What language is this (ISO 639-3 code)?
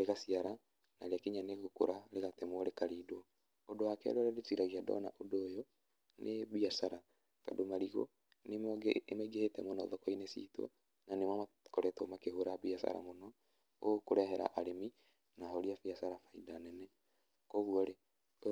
kik